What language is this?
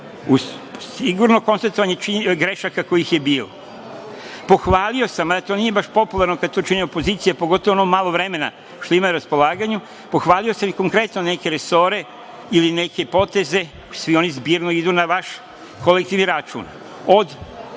Serbian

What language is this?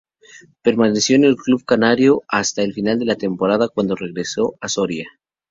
Spanish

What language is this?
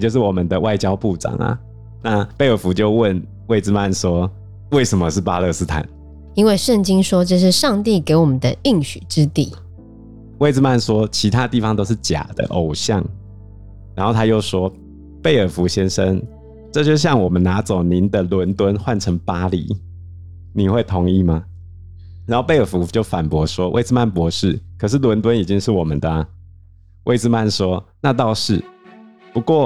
Chinese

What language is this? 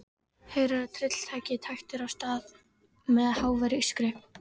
Icelandic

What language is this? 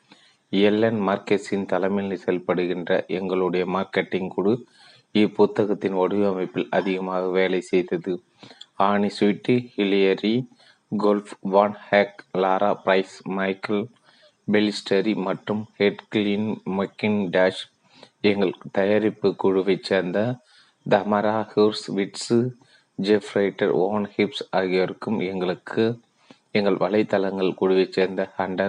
Tamil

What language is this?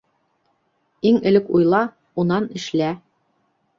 Bashkir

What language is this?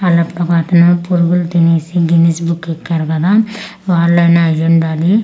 Telugu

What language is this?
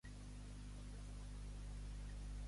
Catalan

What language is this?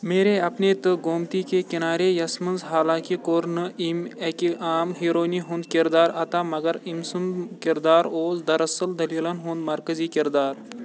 Kashmiri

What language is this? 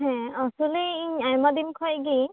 Santali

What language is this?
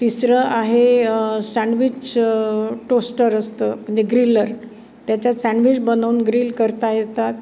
Marathi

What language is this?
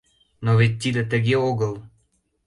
Mari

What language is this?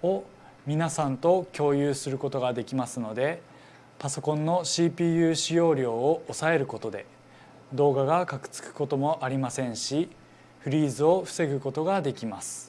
Japanese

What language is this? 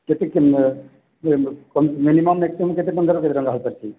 Odia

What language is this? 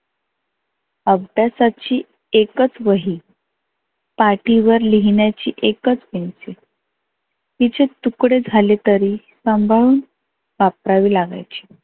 Marathi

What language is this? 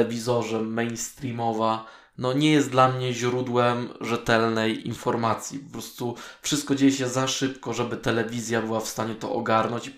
Polish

